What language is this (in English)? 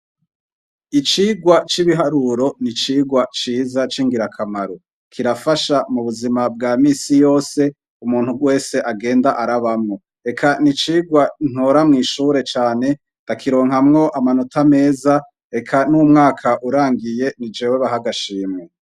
Rundi